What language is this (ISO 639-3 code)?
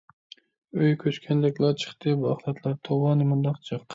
uig